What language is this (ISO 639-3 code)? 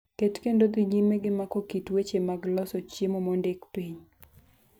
luo